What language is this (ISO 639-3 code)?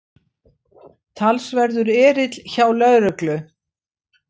isl